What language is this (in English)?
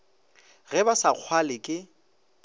Northern Sotho